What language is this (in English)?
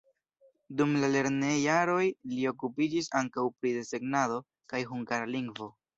Esperanto